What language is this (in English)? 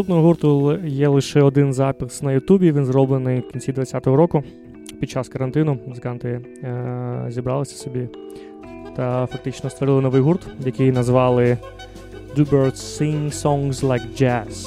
Ukrainian